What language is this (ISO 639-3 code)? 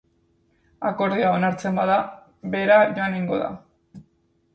eus